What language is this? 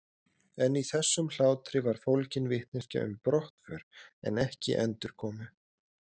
Icelandic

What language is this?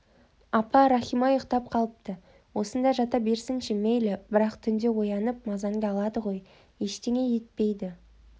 Kazakh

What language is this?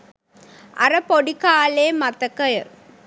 Sinhala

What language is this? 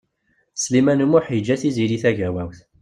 Kabyle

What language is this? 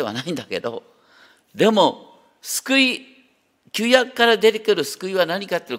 Japanese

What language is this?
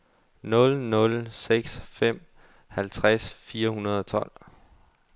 Danish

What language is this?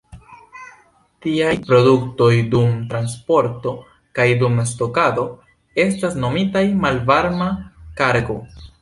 Esperanto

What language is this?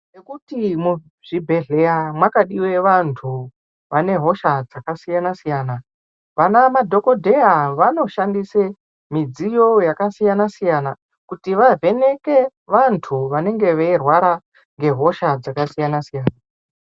Ndau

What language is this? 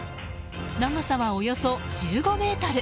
Japanese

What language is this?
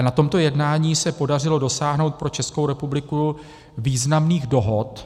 Czech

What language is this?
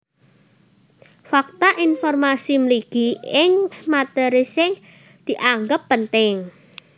Javanese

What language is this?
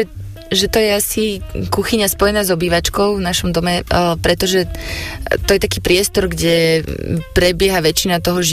Slovak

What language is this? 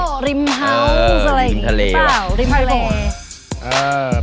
Thai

